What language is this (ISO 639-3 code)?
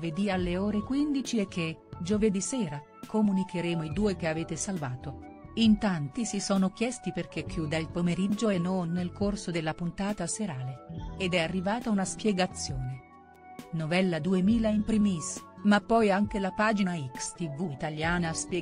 ita